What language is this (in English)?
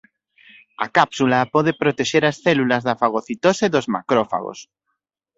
Galician